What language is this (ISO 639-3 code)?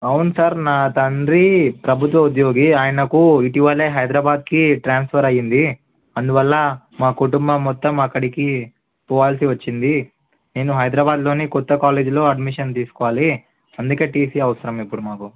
tel